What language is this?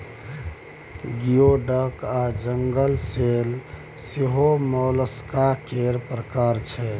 Maithili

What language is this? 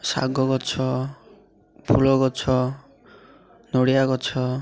Odia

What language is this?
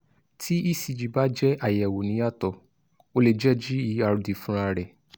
Yoruba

